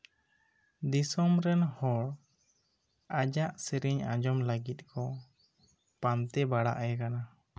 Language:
Santali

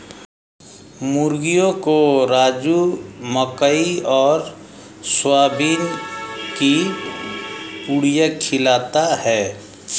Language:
Hindi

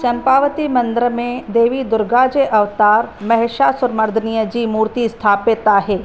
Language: Sindhi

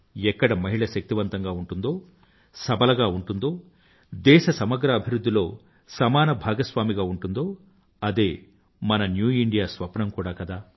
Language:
Telugu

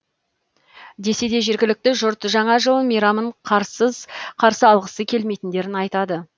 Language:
Kazakh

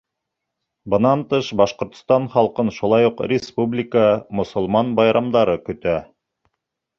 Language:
Bashkir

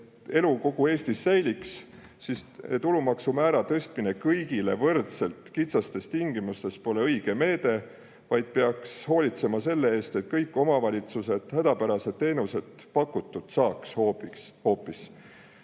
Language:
Estonian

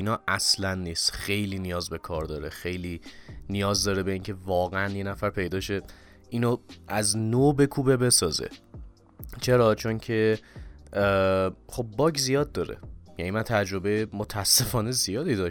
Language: Persian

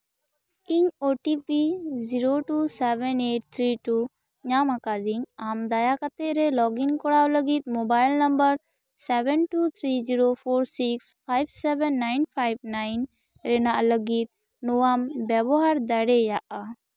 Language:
Santali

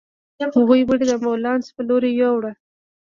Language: Pashto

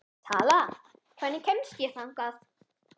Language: Icelandic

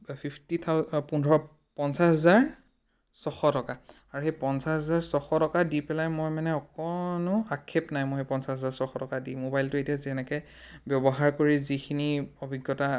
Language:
Assamese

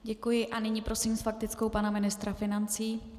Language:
Czech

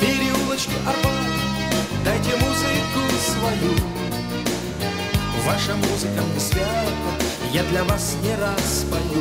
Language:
Russian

